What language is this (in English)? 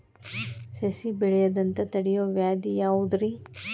Kannada